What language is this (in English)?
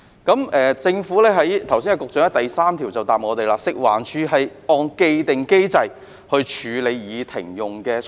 Cantonese